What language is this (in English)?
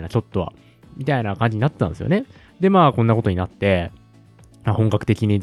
Japanese